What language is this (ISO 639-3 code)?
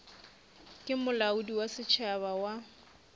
nso